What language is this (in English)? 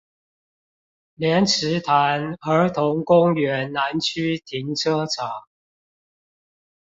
Chinese